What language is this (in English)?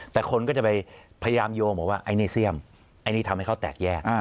Thai